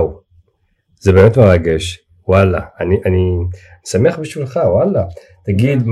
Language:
Hebrew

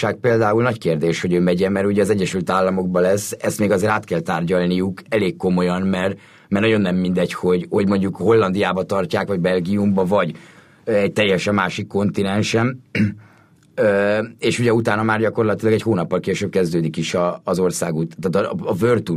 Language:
Hungarian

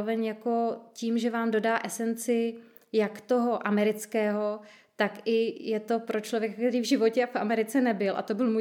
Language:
Czech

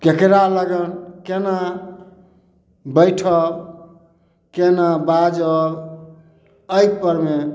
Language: Maithili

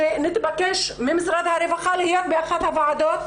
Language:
Hebrew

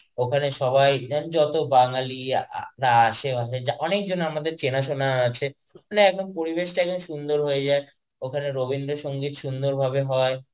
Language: Bangla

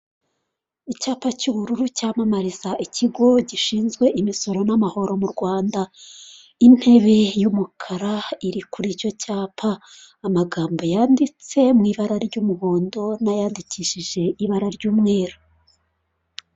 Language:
Kinyarwanda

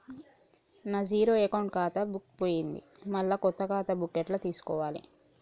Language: Telugu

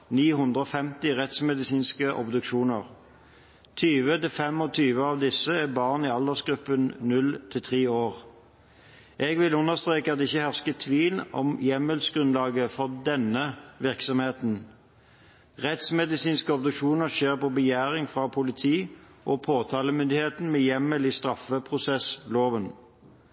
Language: Norwegian Bokmål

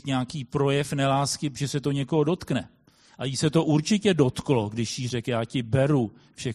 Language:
Czech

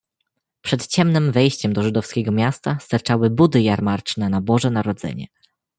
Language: Polish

